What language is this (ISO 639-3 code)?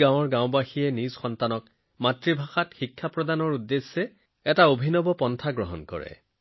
asm